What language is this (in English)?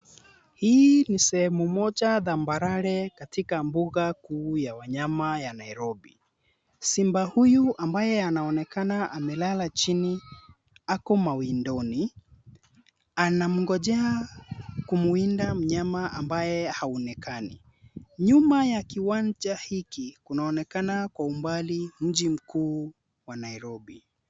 Swahili